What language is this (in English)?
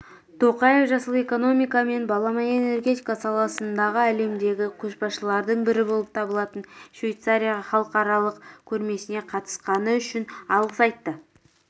Kazakh